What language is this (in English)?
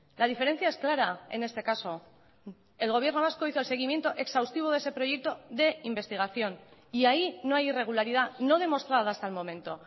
Spanish